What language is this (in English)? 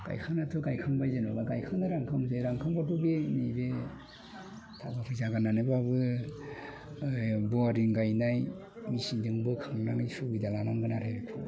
Bodo